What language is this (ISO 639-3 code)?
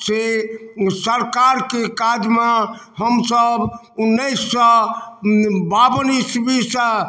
mai